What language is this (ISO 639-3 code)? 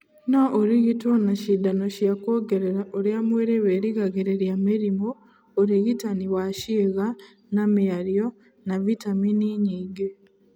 kik